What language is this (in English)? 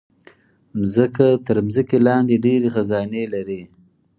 Pashto